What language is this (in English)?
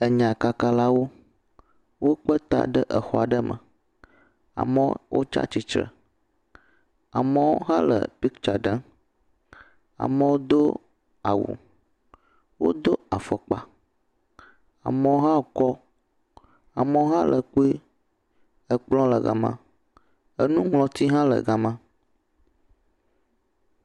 Ewe